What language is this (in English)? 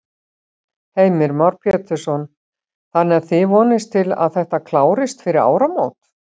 Icelandic